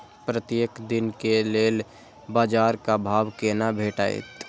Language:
Maithili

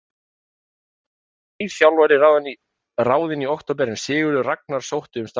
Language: Icelandic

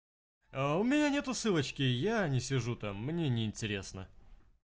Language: Russian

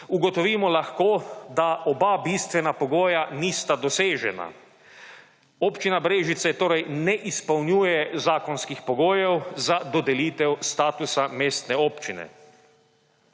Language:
Slovenian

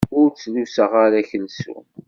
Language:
Kabyle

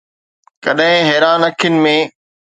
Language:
Sindhi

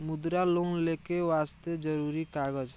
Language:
Maithili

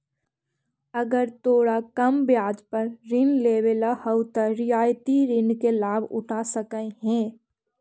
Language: Magahi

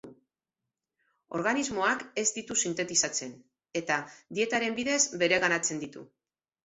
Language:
Basque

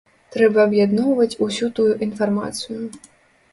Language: Belarusian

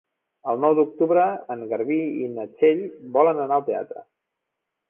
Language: Catalan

